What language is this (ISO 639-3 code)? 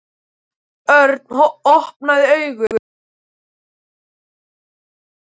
isl